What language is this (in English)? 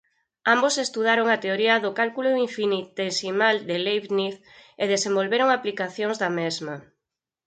Galician